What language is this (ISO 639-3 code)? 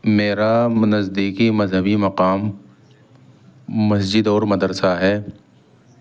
urd